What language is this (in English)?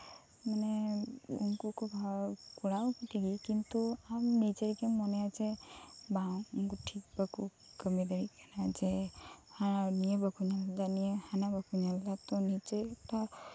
Santali